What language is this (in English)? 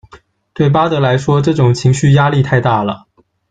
Chinese